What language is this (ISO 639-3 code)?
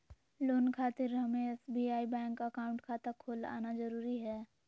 mag